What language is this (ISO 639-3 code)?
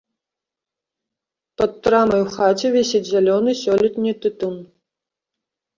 bel